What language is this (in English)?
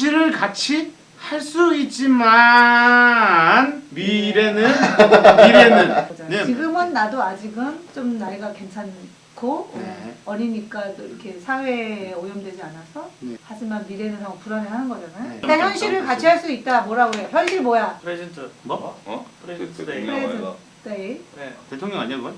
Korean